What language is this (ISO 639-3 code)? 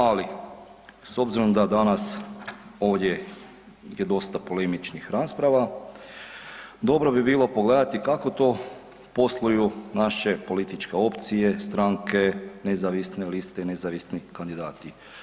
hrv